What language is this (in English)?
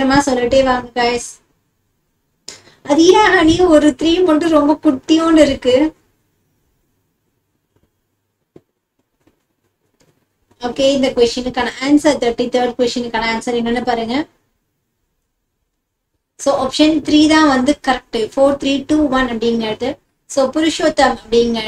Indonesian